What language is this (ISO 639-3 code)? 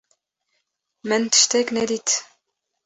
kur